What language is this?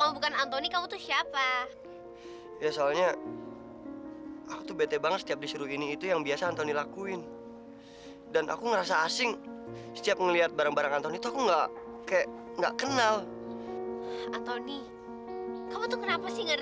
Indonesian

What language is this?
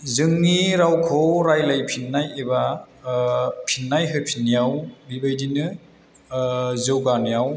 Bodo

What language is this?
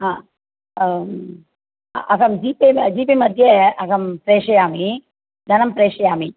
Sanskrit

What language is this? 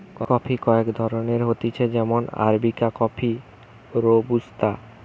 Bangla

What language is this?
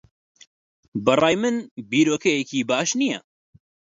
Central Kurdish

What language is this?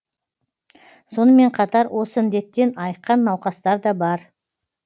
Kazakh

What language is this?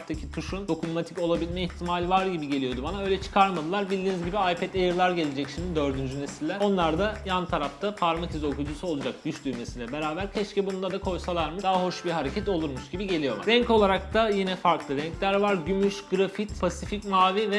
Turkish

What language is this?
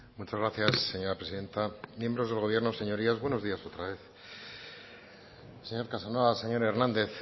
Spanish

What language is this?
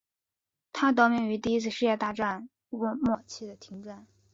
Chinese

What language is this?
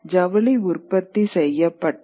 Tamil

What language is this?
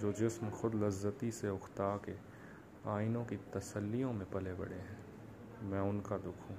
Urdu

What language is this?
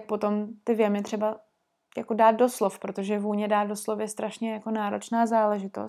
Czech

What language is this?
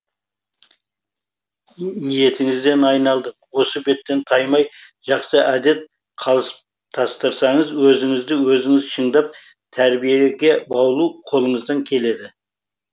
Kazakh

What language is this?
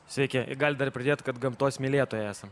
Lithuanian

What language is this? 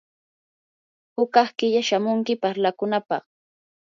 Yanahuanca Pasco Quechua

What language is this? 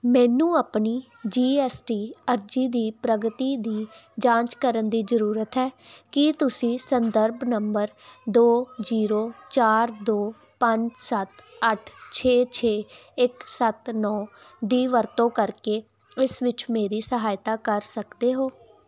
Punjabi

